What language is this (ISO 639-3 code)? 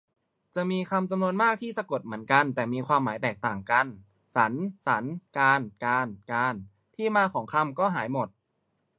tha